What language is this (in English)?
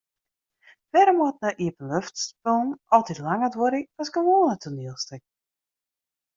Western Frisian